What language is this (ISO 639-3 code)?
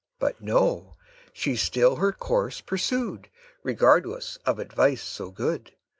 eng